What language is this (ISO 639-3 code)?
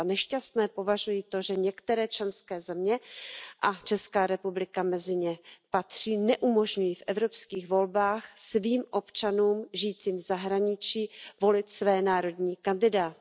ces